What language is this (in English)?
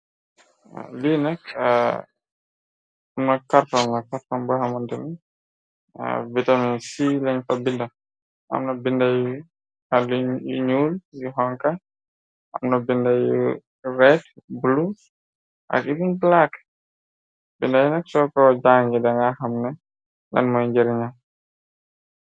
Wolof